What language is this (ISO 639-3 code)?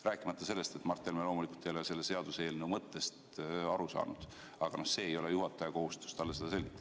est